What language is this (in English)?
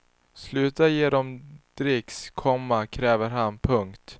Swedish